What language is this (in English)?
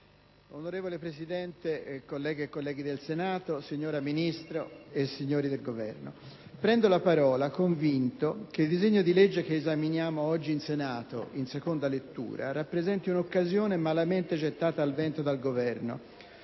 Italian